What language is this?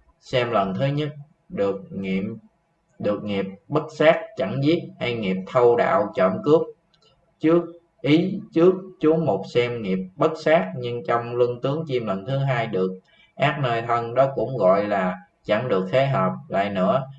Vietnamese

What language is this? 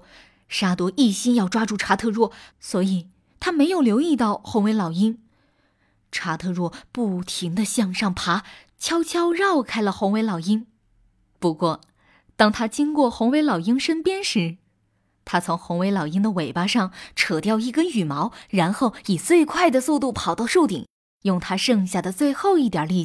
Chinese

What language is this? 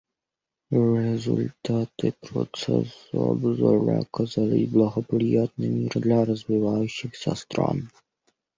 Russian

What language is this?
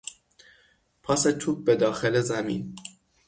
Persian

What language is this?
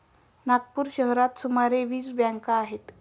Marathi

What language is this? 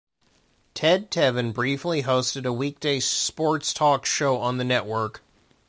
English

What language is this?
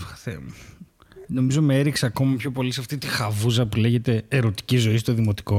Greek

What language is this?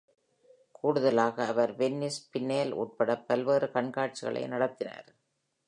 Tamil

